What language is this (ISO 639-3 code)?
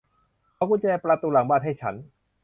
tha